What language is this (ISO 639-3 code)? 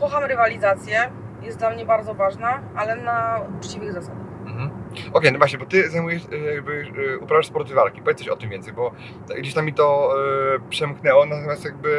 pol